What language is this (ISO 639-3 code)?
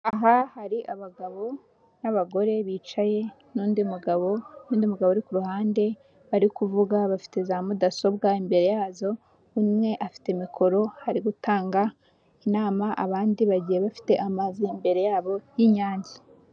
kin